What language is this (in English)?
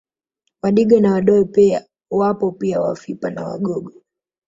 Swahili